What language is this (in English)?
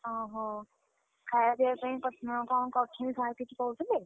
Odia